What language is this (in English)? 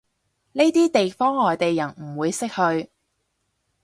Cantonese